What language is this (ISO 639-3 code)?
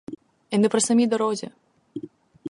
ukr